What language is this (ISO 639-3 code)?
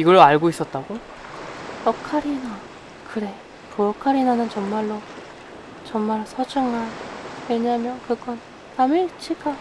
kor